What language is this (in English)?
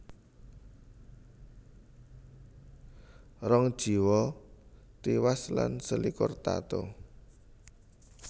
Javanese